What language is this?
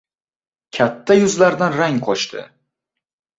Uzbek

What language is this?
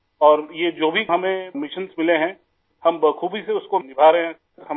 Urdu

